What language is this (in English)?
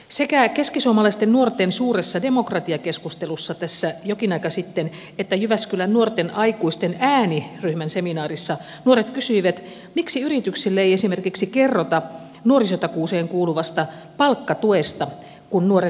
Finnish